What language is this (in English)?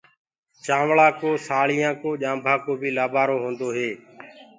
Gurgula